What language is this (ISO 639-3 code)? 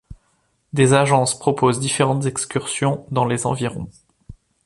fra